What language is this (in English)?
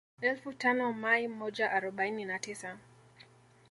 Swahili